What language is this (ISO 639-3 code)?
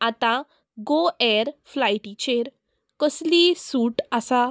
kok